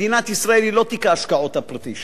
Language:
Hebrew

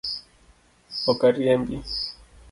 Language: Luo (Kenya and Tanzania)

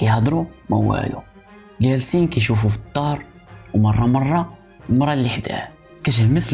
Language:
Arabic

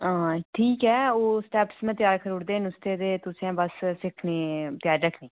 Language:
Dogri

